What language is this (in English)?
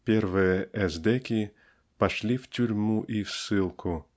Russian